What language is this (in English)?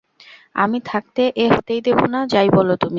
Bangla